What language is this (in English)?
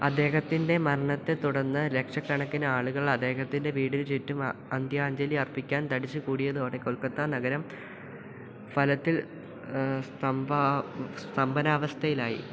Malayalam